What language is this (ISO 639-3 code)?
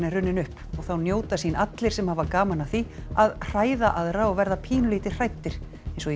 isl